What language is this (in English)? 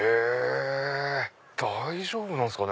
Japanese